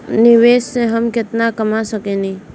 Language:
Bhojpuri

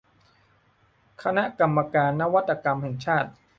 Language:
Thai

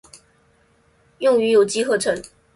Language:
Chinese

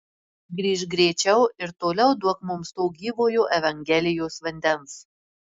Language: Lithuanian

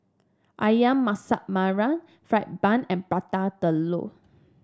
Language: English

